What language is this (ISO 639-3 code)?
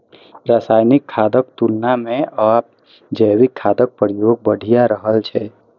mai